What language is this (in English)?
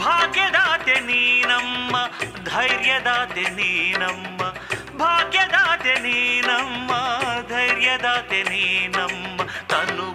Kannada